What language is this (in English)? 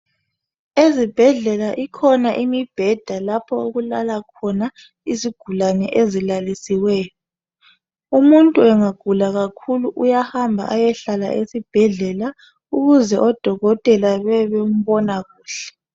North Ndebele